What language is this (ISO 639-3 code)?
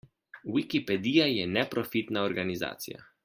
slv